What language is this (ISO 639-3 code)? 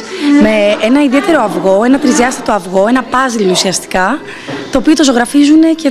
ell